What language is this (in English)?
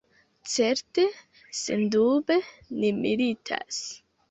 Esperanto